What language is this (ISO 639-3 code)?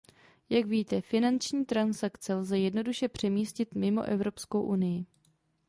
ces